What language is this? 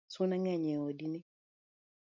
Luo (Kenya and Tanzania)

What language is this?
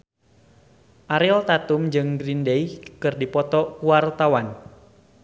Sundanese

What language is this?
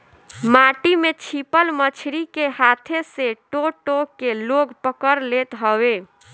Bhojpuri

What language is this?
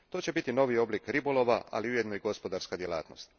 Croatian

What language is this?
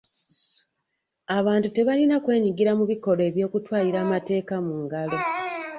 Ganda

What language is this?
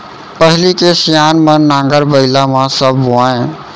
Chhattisgarhi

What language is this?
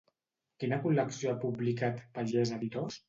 Catalan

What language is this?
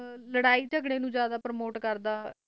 Punjabi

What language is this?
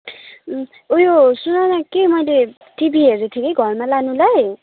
Nepali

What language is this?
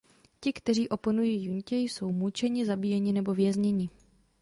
Czech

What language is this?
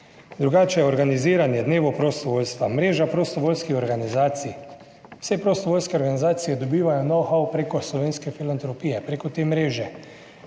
Slovenian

